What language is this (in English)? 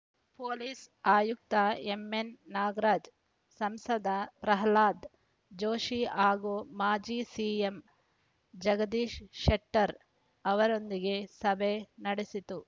Kannada